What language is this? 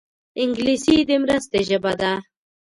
Pashto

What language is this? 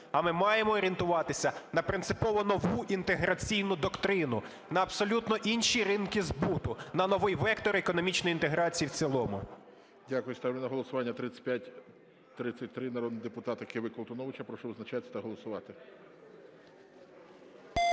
Ukrainian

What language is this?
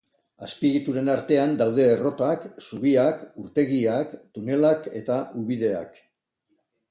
Basque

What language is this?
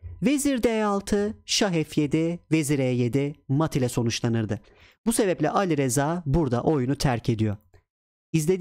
Turkish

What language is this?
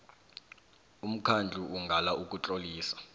South Ndebele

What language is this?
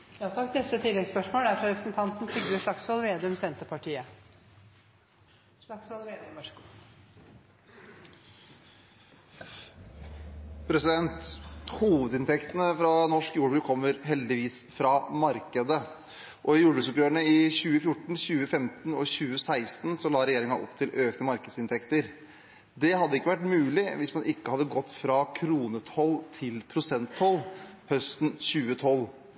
Norwegian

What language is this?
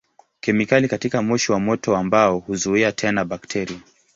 Swahili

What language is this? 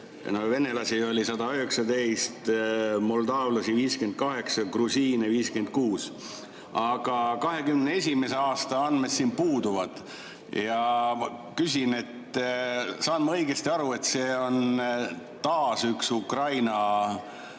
Estonian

